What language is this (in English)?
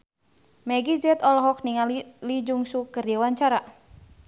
Sundanese